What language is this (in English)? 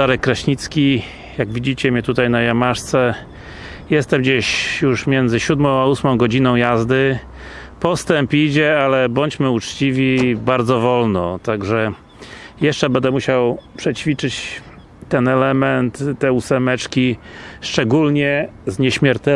Polish